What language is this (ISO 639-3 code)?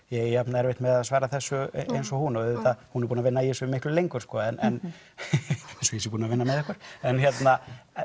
isl